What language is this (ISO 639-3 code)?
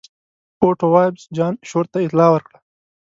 pus